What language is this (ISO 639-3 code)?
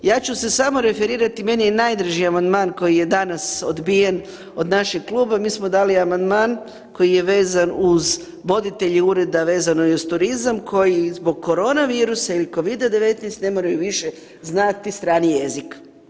hrv